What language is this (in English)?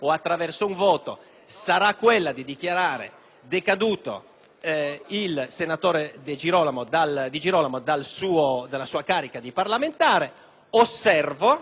Italian